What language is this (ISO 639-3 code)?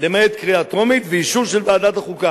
heb